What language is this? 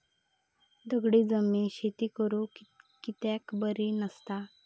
Marathi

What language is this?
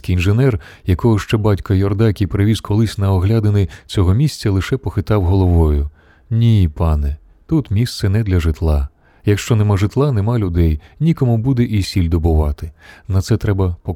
Ukrainian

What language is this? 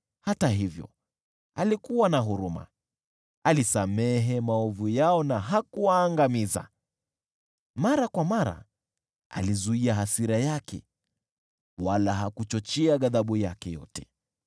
Swahili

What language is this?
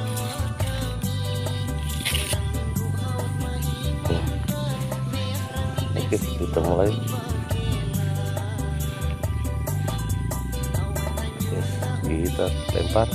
Indonesian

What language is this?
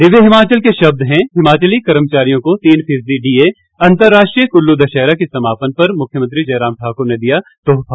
Hindi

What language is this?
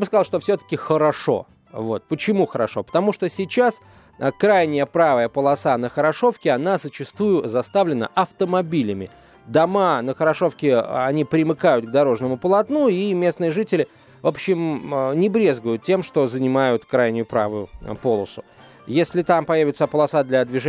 Russian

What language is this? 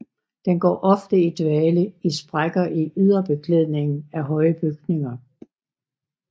Danish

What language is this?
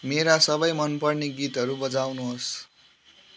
Nepali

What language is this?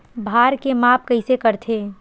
Chhattisgarhi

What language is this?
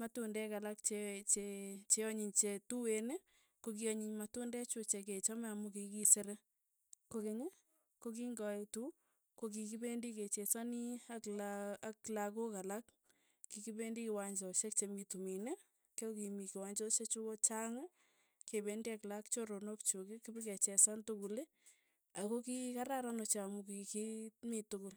Tugen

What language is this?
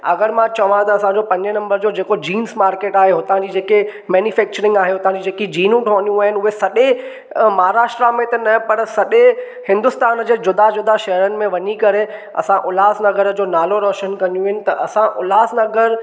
Sindhi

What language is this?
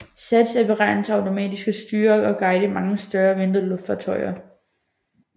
Danish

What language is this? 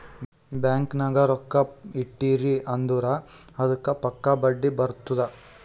Kannada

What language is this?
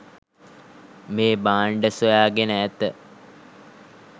Sinhala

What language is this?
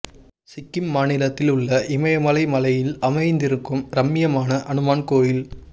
Tamil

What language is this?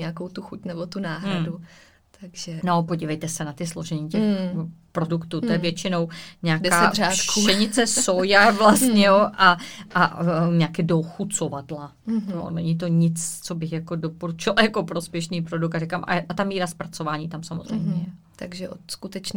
Czech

